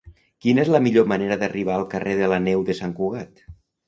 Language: Catalan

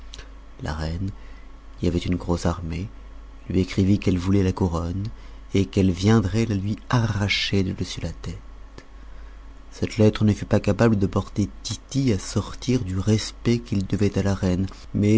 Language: French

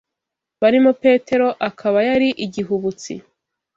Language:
Kinyarwanda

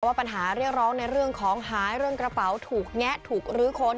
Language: Thai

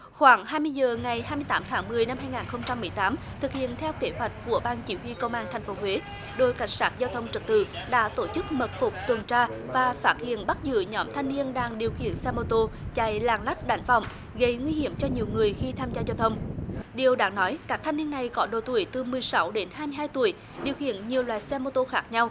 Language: Vietnamese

